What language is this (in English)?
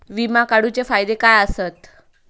Marathi